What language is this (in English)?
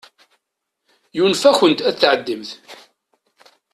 Kabyle